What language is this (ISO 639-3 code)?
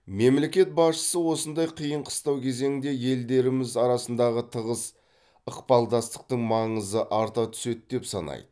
kaz